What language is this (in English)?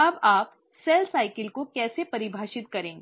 Hindi